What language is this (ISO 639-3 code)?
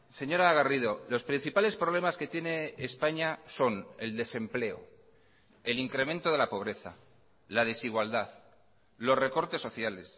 spa